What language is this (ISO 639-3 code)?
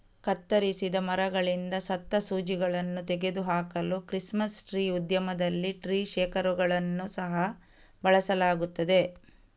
kan